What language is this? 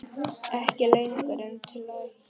Icelandic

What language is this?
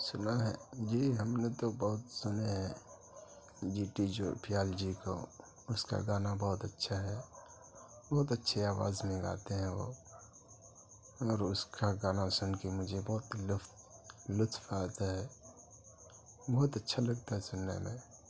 Urdu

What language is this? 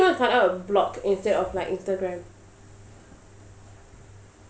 English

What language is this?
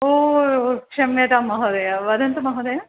Sanskrit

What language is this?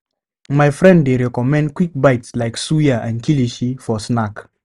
Nigerian Pidgin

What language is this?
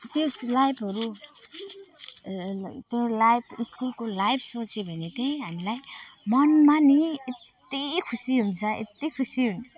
Nepali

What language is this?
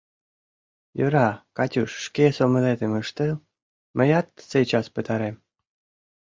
Mari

